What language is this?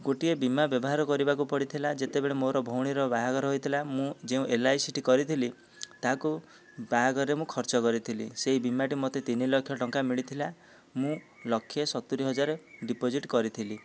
Odia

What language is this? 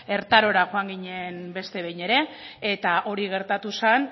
Basque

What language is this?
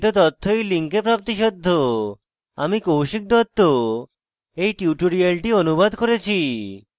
Bangla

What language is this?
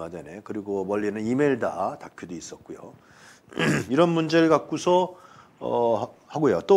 Korean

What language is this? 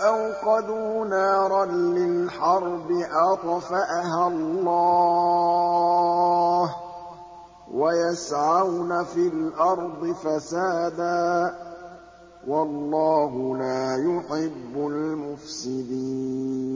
Arabic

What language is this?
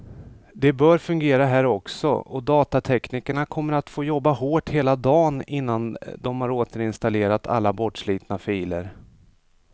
Swedish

